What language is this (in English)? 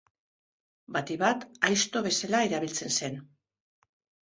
Basque